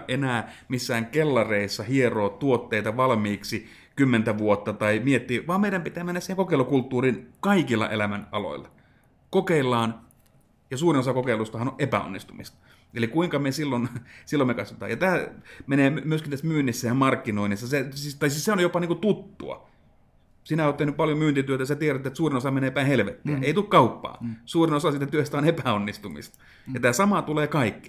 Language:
Finnish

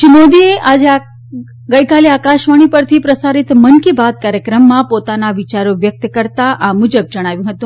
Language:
Gujarati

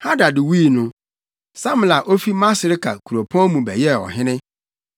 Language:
Akan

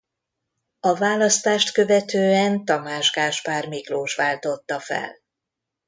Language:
Hungarian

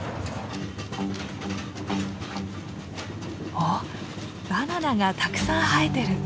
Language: Japanese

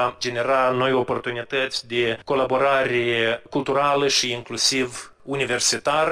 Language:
Romanian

